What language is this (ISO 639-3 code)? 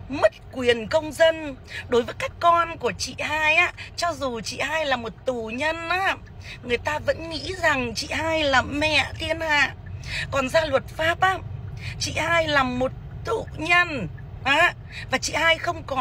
vie